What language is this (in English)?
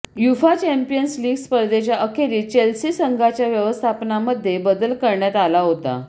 Marathi